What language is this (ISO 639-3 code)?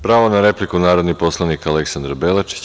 srp